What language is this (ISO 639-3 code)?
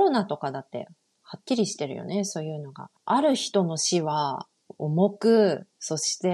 jpn